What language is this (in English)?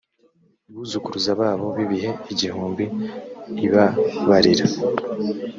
Kinyarwanda